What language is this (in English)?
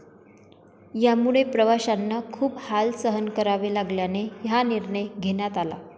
Marathi